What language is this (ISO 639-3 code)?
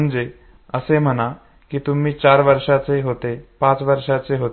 mar